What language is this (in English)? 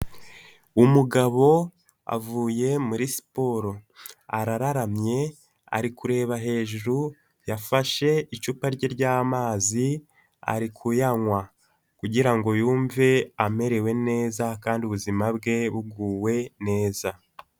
Kinyarwanda